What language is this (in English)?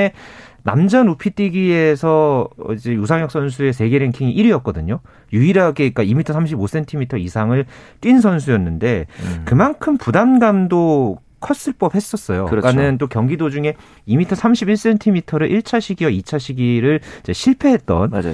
Korean